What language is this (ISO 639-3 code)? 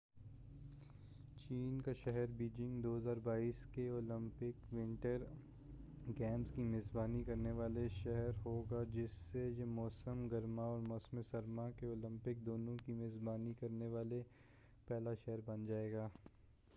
urd